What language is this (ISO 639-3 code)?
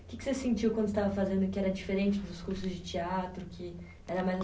por